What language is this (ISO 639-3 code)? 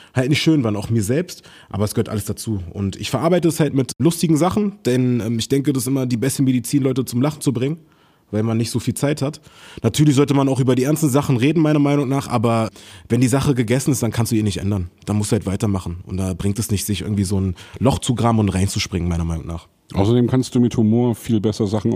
deu